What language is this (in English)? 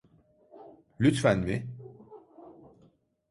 Turkish